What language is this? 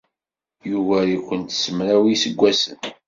Kabyle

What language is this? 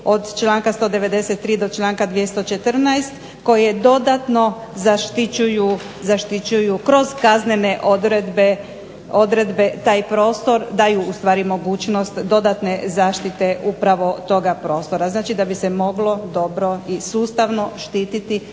Croatian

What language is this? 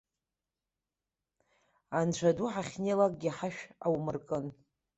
Abkhazian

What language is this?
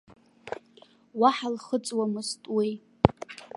Abkhazian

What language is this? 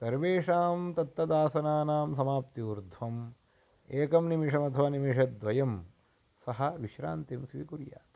Sanskrit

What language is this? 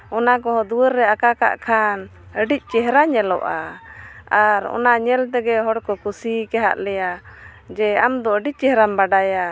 Santali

